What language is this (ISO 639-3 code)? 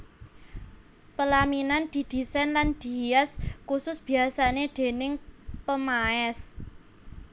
jav